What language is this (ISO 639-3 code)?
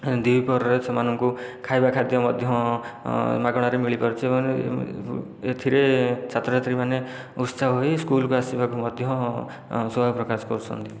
ori